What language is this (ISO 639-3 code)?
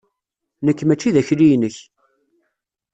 kab